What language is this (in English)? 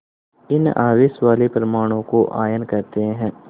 Hindi